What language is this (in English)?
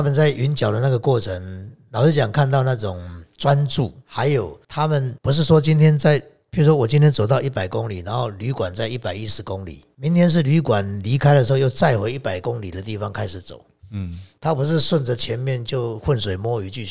Chinese